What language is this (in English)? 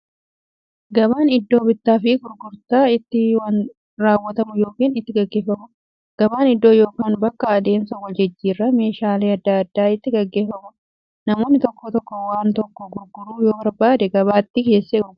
Oromo